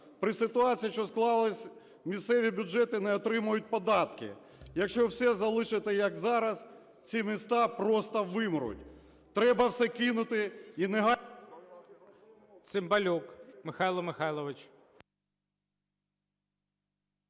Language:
Ukrainian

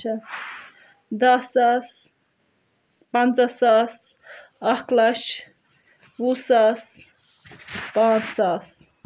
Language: Kashmiri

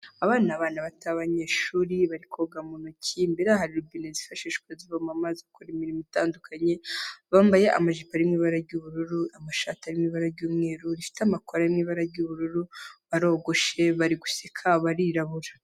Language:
Kinyarwanda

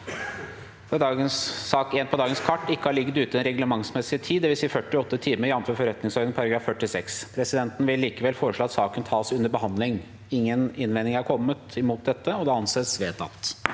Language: Norwegian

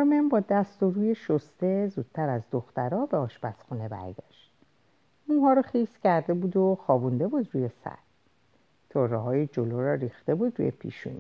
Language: Persian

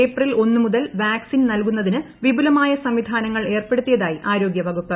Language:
Malayalam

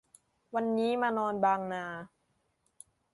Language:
Thai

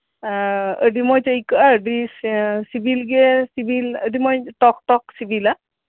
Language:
Santali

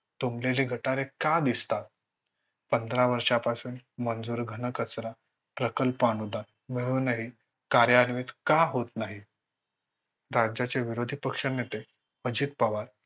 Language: Marathi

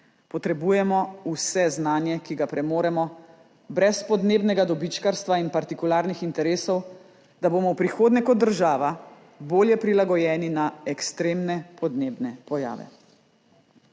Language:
Slovenian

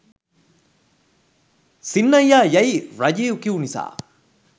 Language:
Sinhala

